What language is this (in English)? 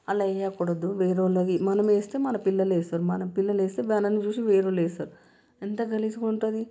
Telugu